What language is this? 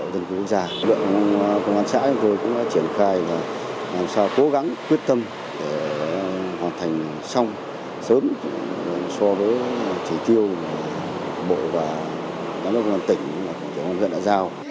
Vietnamese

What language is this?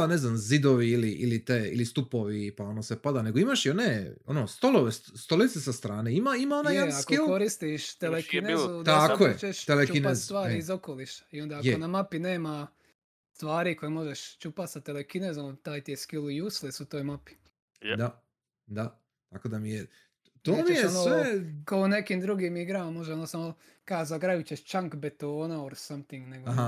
Croatian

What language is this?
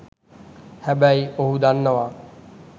Sinhala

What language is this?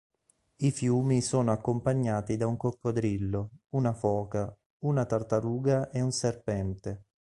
Italian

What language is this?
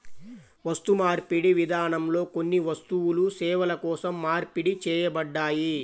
Telugu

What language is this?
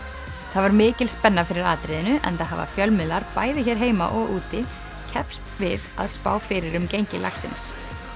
Icelandic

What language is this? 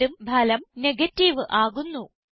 Malayalam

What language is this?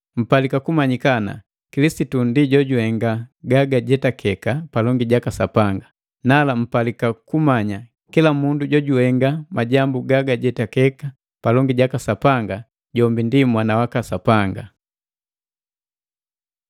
Matengo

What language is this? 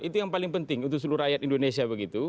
Indonesian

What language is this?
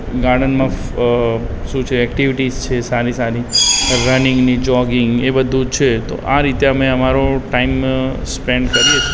Gujarati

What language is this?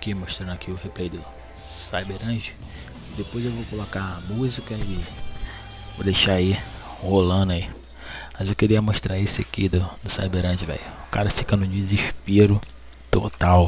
Portuguese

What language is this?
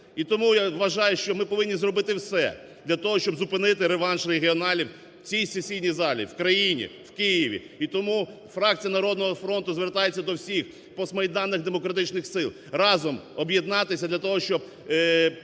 Ukrainian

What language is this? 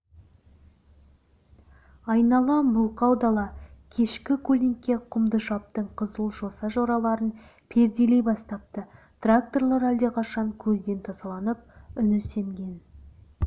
Kazakh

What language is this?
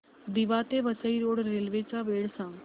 Marathi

